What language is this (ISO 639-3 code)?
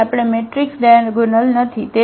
guj